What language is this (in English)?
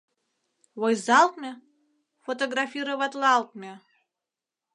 Mari